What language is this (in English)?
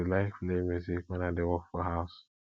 Nigerian Pidgin